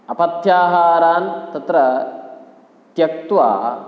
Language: Sanskrit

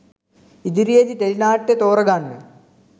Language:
Sinhala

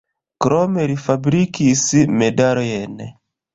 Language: Esperanto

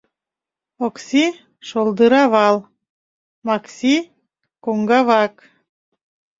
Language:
Mari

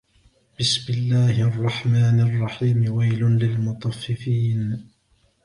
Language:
Arabic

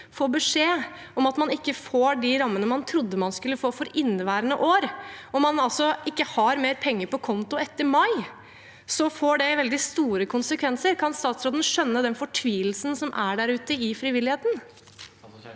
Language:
Norwegian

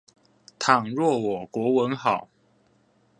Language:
Chinese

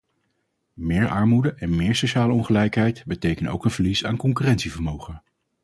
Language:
Dutch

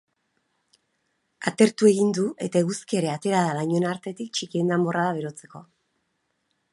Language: Basque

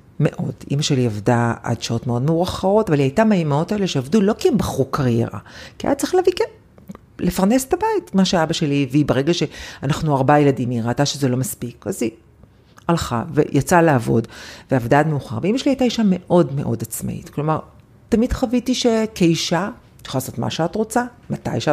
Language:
Hebrew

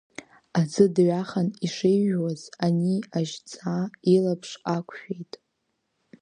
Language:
Abkhazian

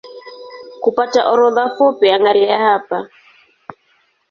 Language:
Swahili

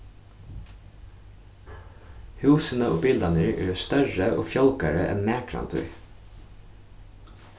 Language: Faroese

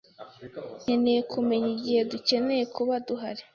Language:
Kinyarwanda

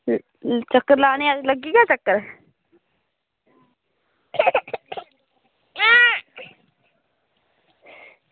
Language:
Dogri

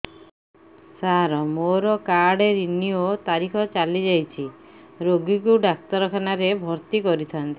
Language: Odia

